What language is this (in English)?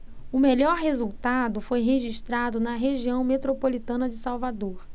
Portuguese